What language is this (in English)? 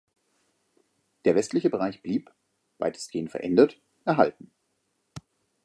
German